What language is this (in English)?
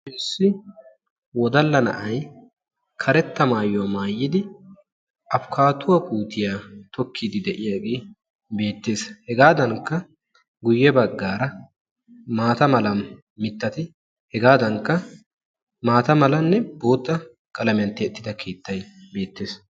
Wolaytta